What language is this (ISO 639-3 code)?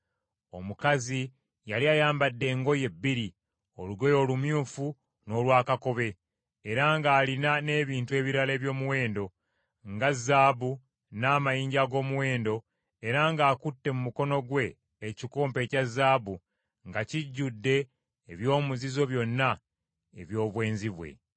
lug